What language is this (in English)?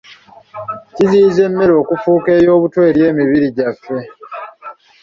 Ganda